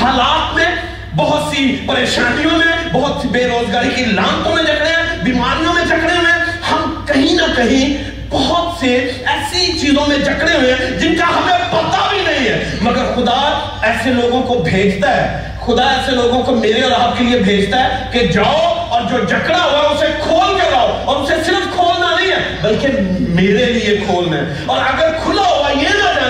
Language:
Urdu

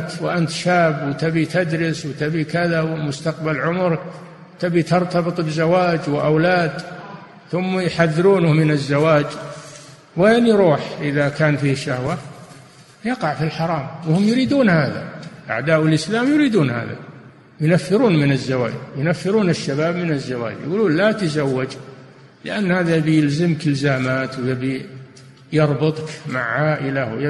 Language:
Arabic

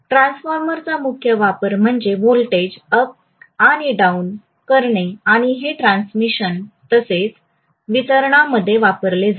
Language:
Marathi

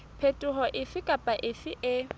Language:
Southern Sotho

